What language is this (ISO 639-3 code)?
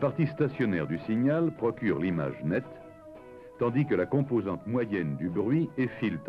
fra